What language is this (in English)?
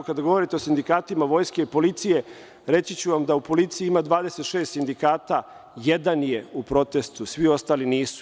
Serbian